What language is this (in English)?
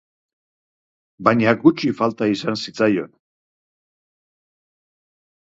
Basque